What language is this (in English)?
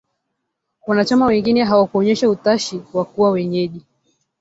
Swahili